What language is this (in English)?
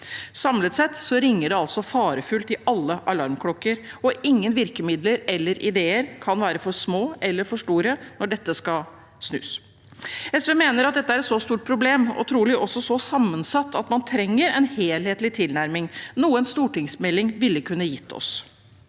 Norwegian